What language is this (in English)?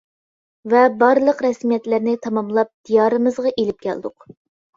Uyghur